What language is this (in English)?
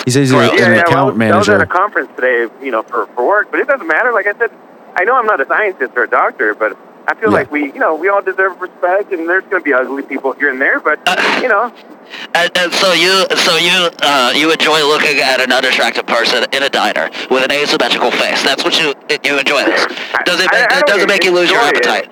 English